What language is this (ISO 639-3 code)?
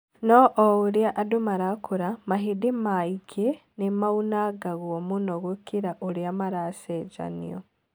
kik